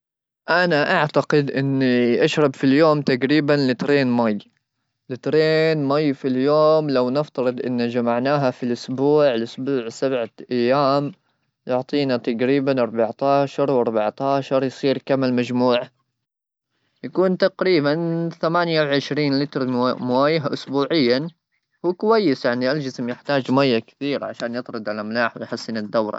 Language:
Gulf Arabic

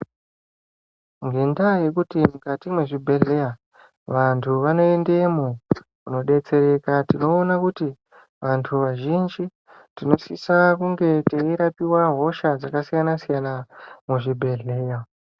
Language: Ndau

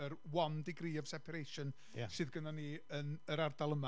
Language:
Welsh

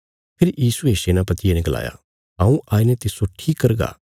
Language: Bilaspuri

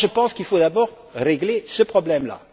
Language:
French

